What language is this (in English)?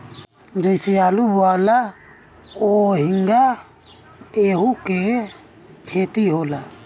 Bhojpuri